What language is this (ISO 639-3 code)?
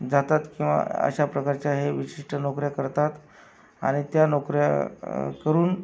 mar